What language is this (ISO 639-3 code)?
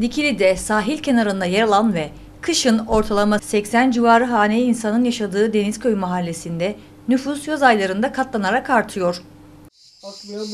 tur